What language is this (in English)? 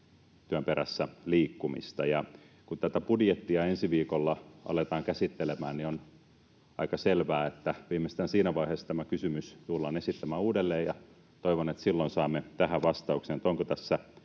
Finnish